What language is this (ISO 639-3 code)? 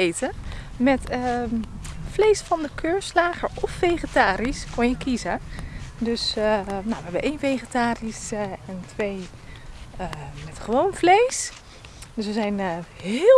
nld